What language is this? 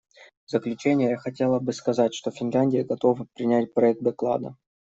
Russian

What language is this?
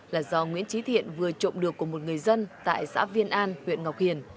Vietnamese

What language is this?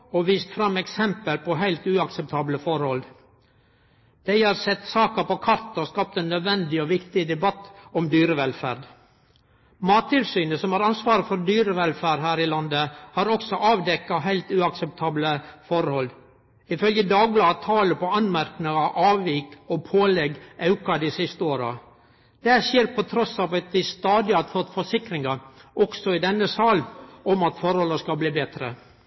Norwegian Nynorsk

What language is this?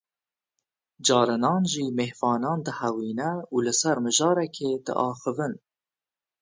Kurdish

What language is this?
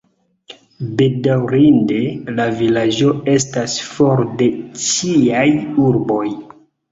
Esperanto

